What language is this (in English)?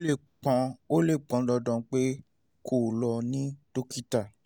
Yoruba